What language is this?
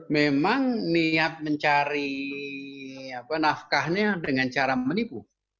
Indonesian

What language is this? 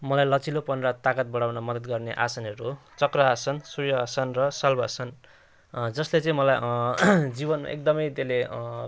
Nepali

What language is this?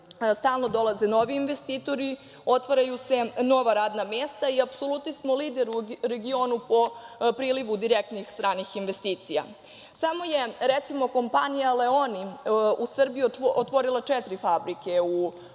Serbian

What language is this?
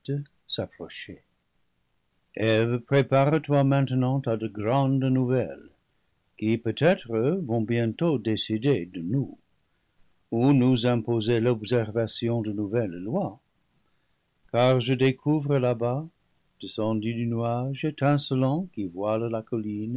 French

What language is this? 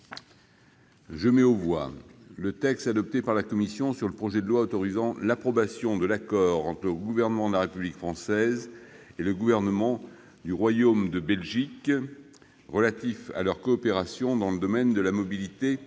French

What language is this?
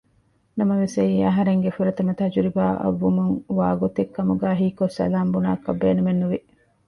Divehi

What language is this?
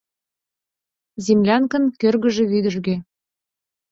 Mari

